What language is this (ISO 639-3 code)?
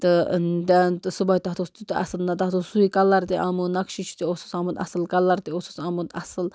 kas